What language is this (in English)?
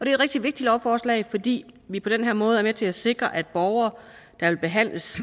Danish